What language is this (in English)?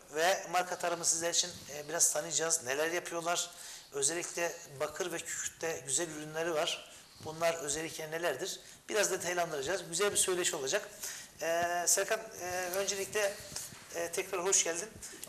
Turkish